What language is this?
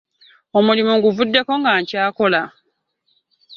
Ganda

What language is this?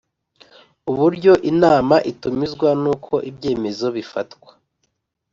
Kinyarwanda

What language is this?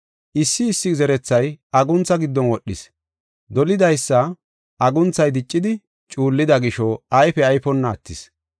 Gofa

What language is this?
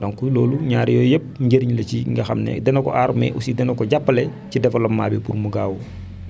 Wolof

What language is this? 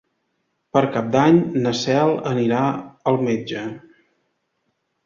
Catalan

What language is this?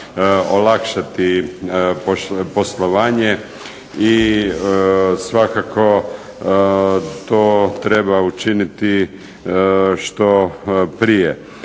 Croatian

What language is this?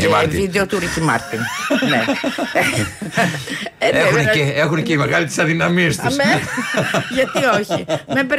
Greek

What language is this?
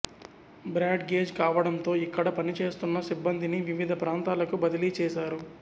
Telugu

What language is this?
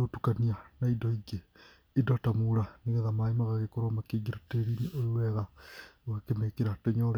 Kikuyu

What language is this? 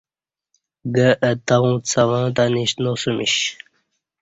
Kati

